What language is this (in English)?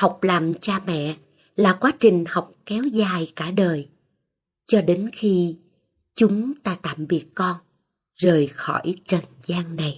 Vietnamese